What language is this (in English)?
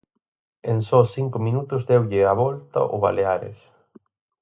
Galician